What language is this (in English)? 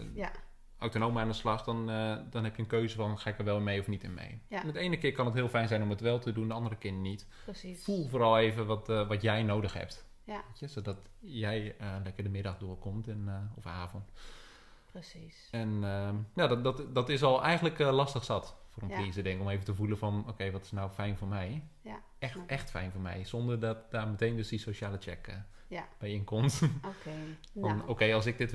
Dutch